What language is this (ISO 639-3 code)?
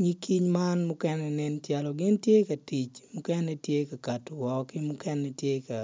ach